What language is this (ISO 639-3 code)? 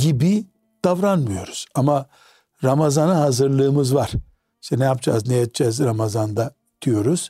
tur